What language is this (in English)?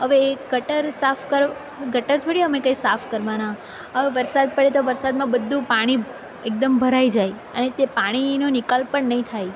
Gujarati